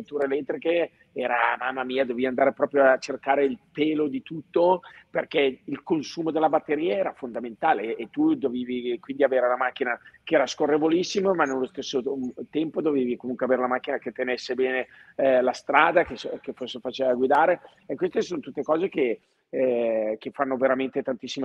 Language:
Italian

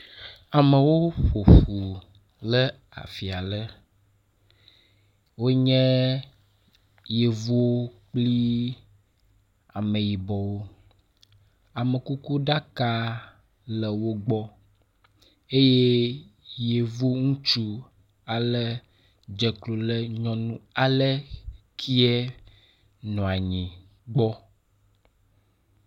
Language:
Ewe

